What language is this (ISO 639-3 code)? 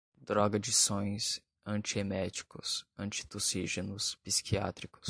por